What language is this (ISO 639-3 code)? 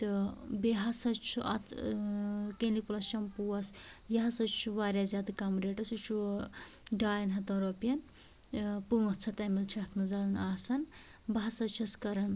kas